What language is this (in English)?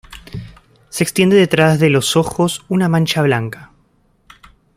Spanish